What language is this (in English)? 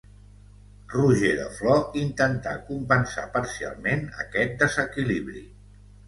Catalan